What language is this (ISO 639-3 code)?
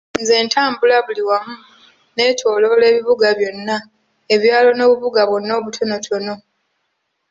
lug